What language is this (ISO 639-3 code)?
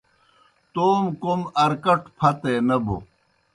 plk